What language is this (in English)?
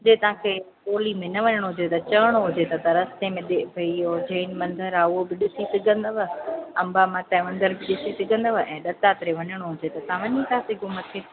Sindhi